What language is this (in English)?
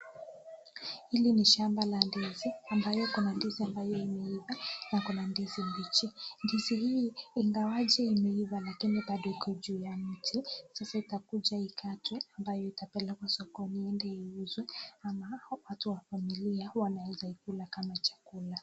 Swahili